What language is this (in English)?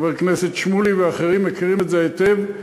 Hebrew